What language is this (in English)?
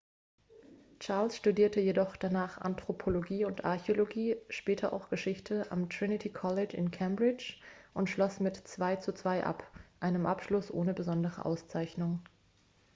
German